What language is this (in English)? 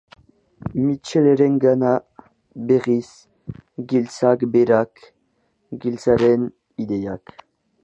Basque